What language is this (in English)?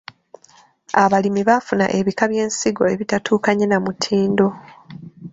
Ganda